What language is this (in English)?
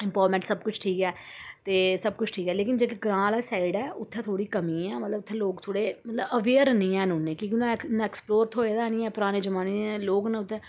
Dogri